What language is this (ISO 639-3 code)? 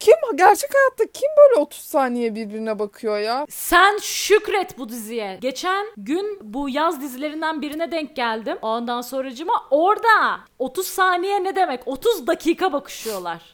tur